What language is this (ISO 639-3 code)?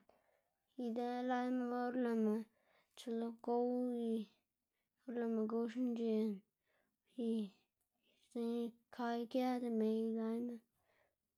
ztg